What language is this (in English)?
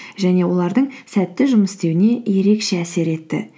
Kazakh